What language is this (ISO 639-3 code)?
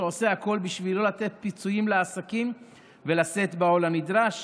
heb